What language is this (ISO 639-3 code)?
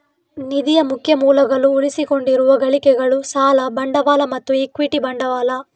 kan